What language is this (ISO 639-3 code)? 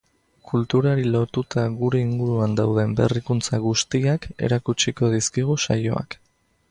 eus